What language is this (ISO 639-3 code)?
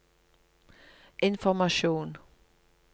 nor